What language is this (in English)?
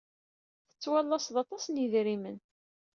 Kabyle